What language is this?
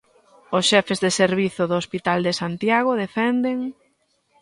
Galician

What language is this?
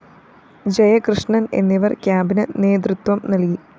Malayalam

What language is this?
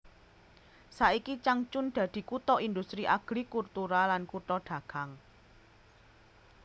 Javanese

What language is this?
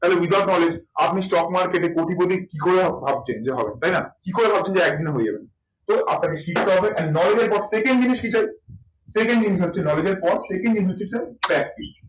Bangla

